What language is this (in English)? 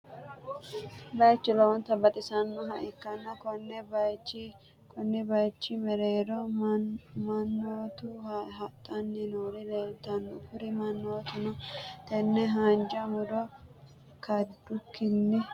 Sidamo